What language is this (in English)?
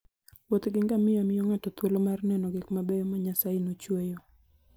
Luo (Kenya and Tanzania)